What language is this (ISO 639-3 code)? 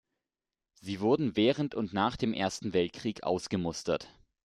deu